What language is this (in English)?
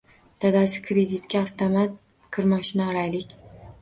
Uzbek